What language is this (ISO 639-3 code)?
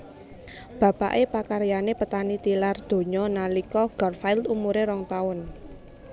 jav